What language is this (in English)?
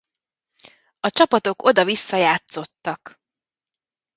Hungarian